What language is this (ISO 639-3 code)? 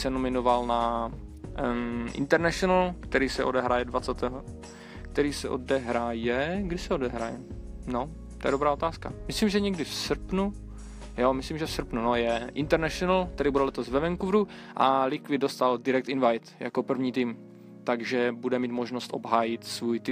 ces